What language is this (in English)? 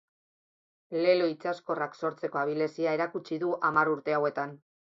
Basque